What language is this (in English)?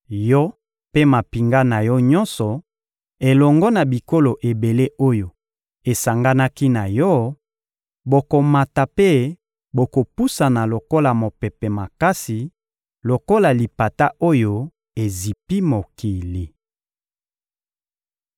Lingala